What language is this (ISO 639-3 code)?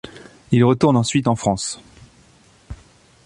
fra